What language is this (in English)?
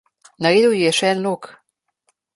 Slovenian